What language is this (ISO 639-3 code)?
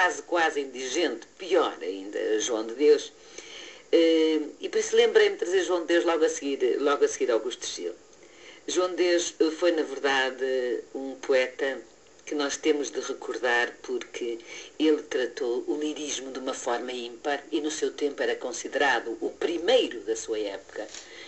por